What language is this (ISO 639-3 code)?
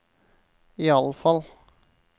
nor